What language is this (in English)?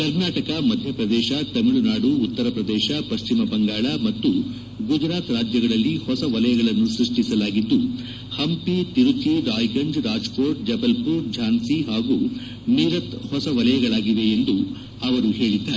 Kannada